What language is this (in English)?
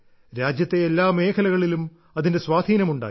Malayalam